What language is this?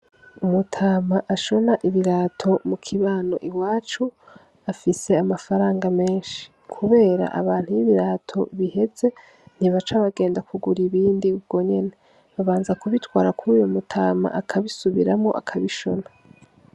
Rundi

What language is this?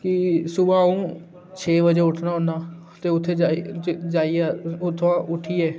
Dogri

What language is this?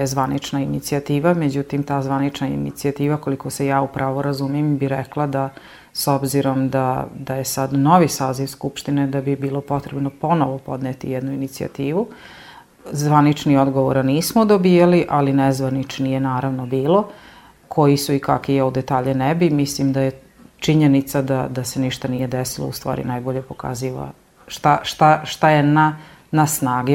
Croatian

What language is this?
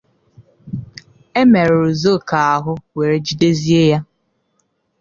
Igbo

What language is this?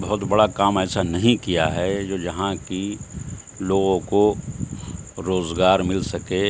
Urdu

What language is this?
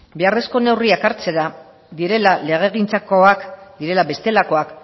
Basque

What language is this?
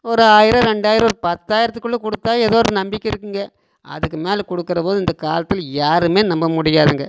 Tamil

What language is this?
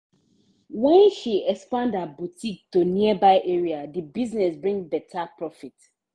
Nigerian Pidgin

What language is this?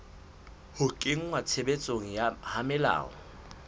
Southern Sotho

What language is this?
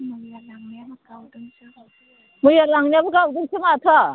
Bodo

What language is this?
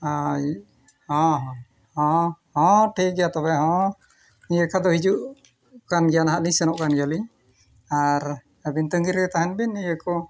Santali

